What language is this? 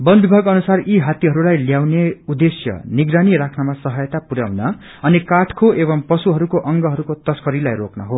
Nepali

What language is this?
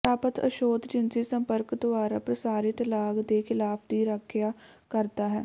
Punjabi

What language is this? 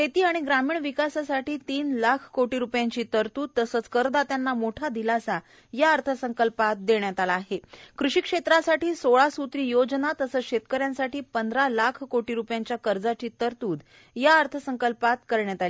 Marathi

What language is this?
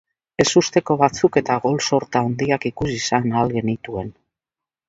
Basque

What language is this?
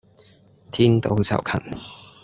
Cantonese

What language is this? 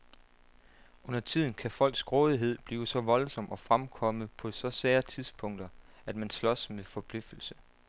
Danish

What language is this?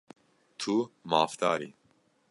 Kurdish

